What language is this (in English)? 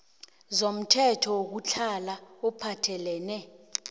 South Ndebele